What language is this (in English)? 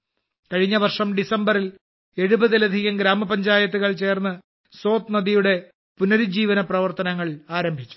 Malayalam